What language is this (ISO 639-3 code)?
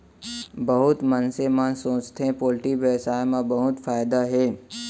hne